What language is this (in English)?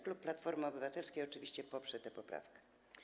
Polish